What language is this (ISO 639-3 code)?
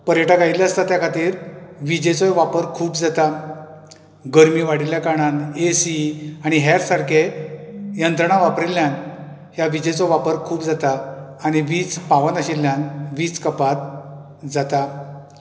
kok